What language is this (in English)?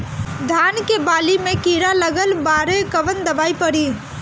Bhojpuri